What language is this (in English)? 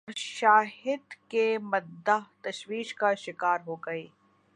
Urdu